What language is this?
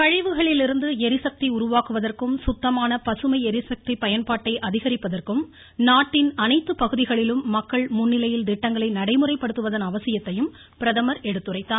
Tamil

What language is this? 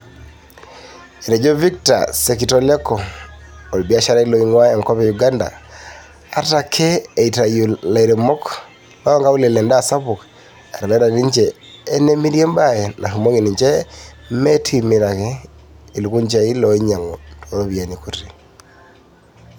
Masai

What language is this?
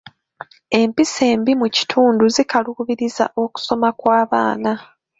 Ganda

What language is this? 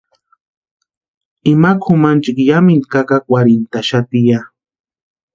Western Highland Purepecha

